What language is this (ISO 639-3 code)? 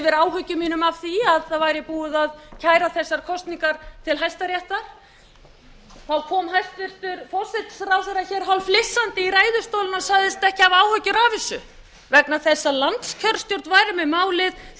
isl